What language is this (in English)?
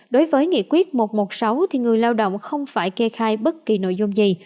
Vietnamese